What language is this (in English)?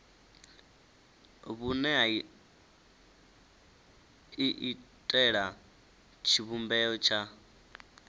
Venda